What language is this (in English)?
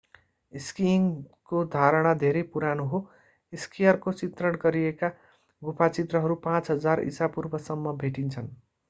Nepali